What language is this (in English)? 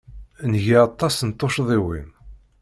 Kabyle